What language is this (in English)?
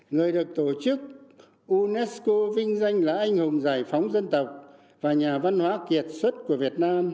Vietnamese